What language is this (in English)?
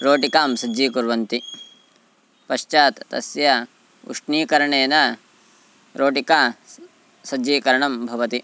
Sanskrit